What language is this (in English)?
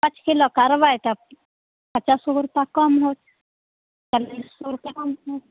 Maithili